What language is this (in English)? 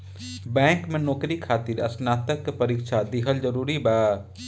Bhojpuri